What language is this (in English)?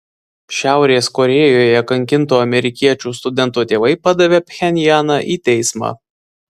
Lithuanian